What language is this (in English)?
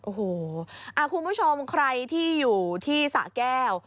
Thai